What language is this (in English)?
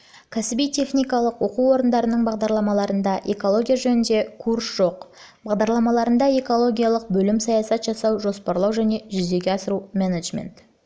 Kazakh